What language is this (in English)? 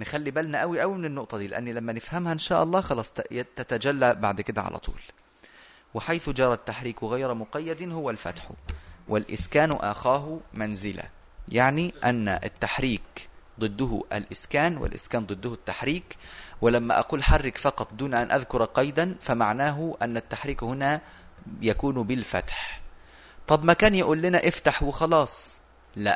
Arabic